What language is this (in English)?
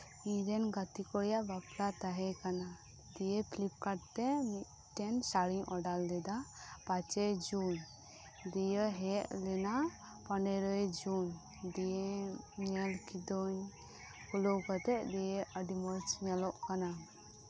Santali